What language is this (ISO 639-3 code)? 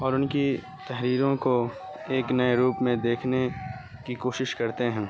urd